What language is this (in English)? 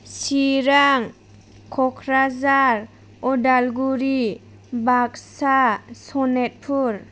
Bodo